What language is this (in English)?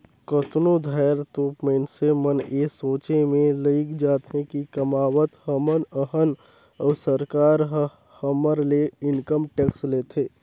Chhattisgarhi